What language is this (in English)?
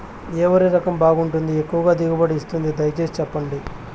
Telugu